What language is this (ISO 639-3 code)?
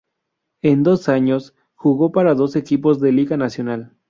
spa